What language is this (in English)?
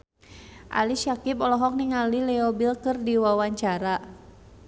Sundanese